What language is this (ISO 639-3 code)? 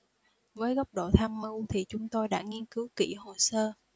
vie